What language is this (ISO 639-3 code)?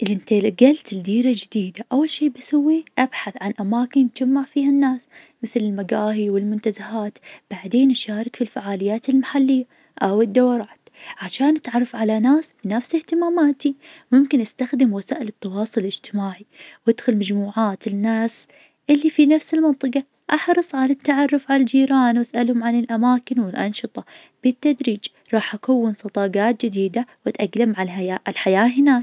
ars